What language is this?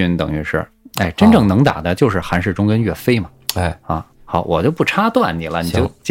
Chinese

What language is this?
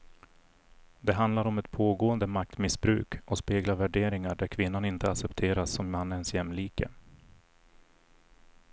Swedish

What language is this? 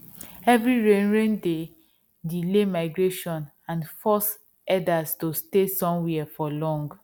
Nigerian Pidgin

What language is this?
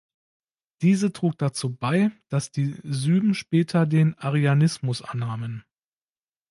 German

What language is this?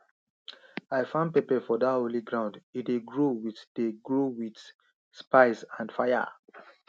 Nigerian Pidgin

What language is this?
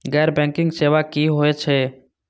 Maithili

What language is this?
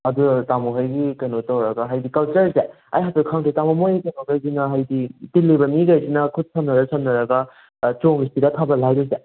Manipuri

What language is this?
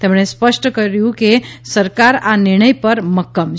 Gujarati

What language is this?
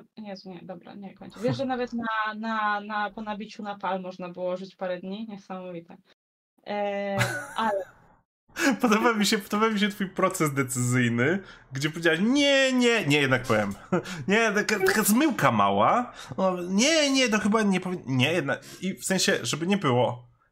Polish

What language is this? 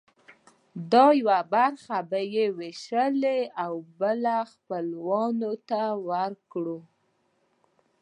Pashto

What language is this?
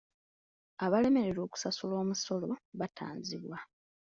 Ganda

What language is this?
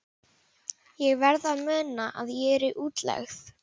Icelandic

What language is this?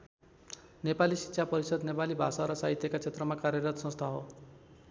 Nepali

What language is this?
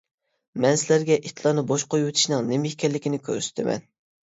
Uyghur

